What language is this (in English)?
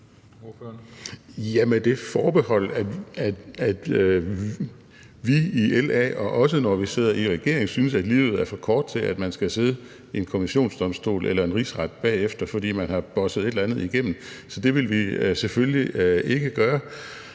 Danish